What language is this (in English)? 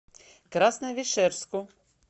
Russian